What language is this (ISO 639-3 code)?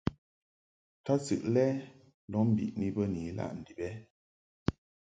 mhk